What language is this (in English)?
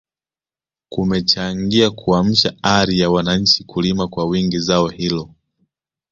Swahili